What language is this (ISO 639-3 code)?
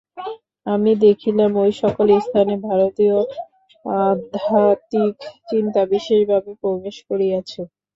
ben